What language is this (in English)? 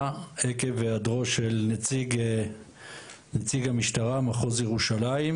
Hebrew